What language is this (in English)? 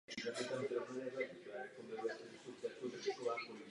Czech